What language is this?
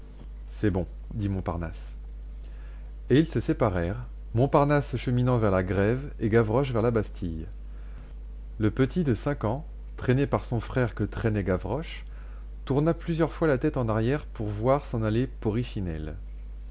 French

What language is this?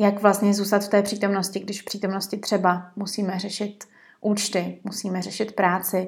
Czech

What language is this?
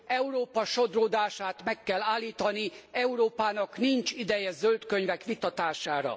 Hungarian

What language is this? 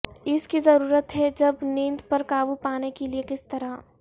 Urdu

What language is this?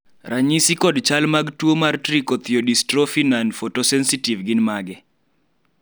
Luo (Kenya and Tanzania)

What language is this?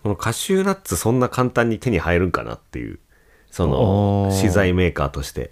Japanese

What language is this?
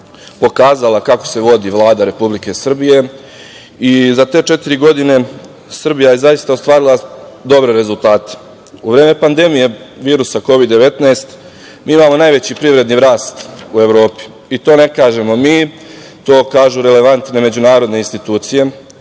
Serbian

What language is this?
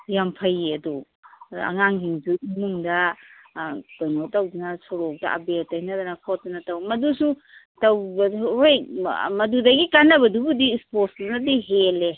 Manipuri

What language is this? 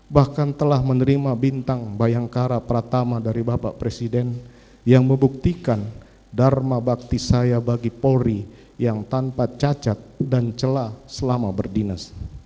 Indonesian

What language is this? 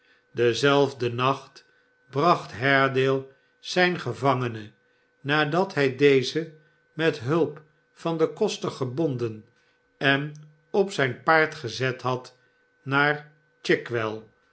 Dutch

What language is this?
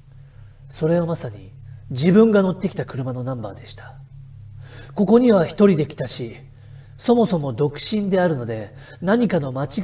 Japanese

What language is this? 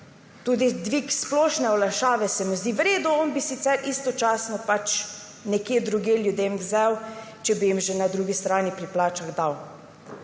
Slovenian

